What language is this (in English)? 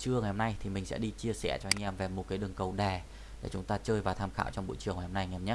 Vietnamese